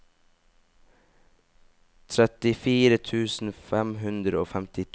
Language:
Norwegian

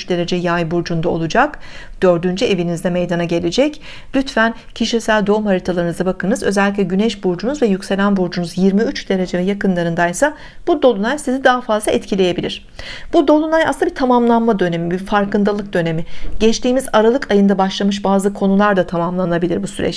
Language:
Turkish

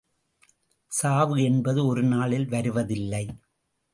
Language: Tamil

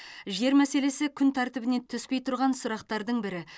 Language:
Kazakh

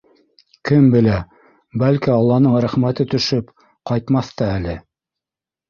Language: Bashkir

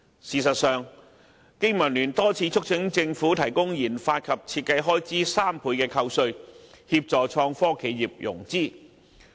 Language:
Cantonese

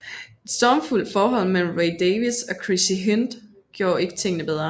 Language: Danish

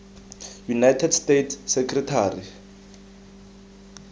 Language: Tswana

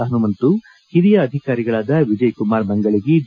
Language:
Kannada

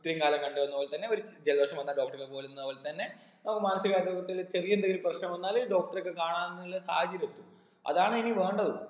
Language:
Malayalam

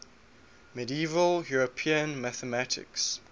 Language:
English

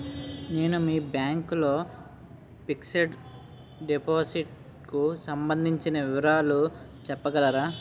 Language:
Telugu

